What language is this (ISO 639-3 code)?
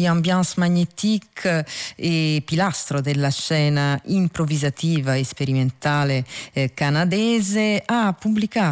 ita